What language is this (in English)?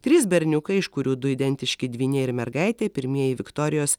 Lithuanian